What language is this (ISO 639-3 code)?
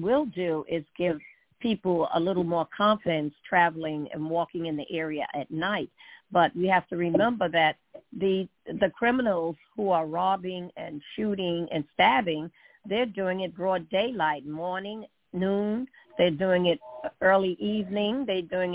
eng